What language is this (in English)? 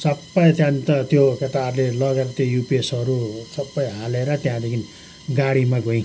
Nepali